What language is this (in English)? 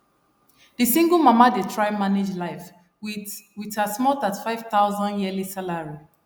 Nigerian Pidgin